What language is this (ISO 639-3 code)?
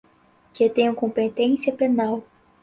por